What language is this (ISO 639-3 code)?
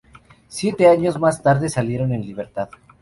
spa